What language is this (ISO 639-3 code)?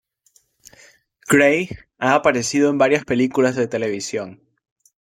spa